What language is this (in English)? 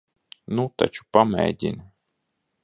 Latvian